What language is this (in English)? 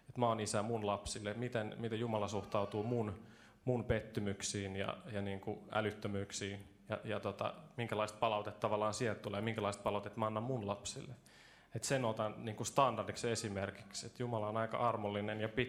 Finnish